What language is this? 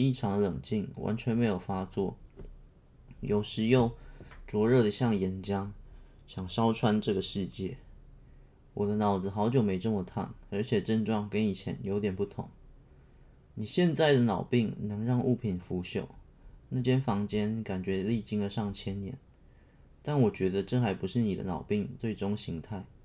Chinese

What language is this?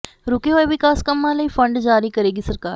Punjabi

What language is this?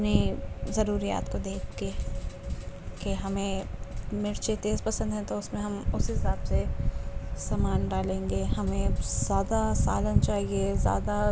Urdu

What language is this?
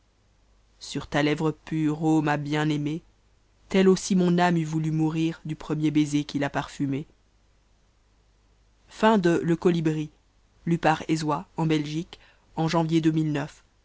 French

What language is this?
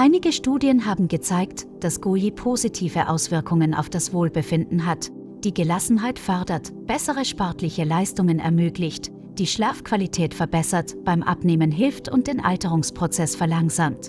German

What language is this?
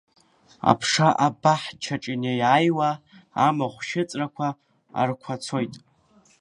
Abkhazian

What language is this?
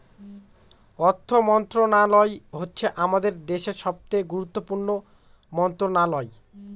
Bangla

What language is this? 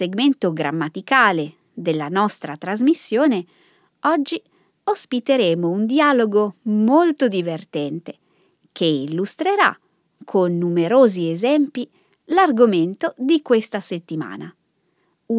Italian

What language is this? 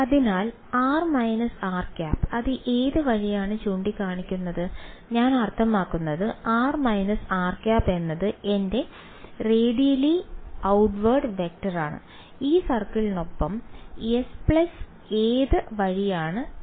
Malayalam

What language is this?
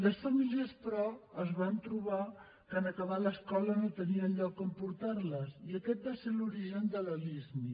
Catalan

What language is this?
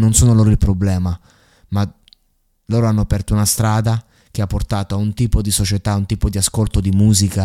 Italian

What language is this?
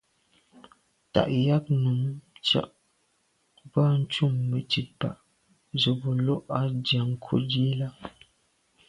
Medumba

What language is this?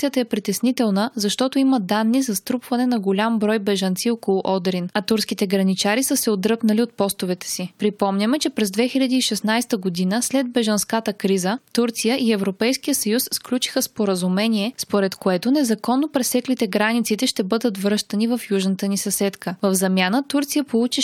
Bulgarian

